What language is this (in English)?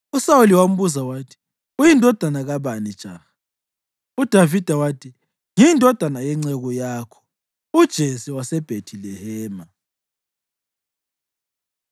North Ndebele